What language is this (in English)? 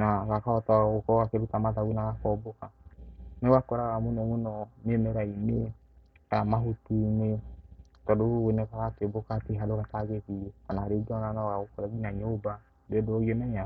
Kikuyu